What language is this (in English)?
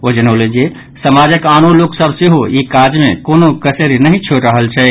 Maithili